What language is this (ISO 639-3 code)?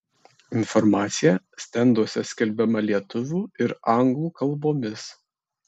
lit